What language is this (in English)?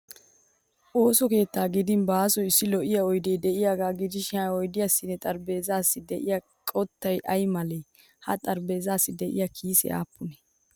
Wolaytta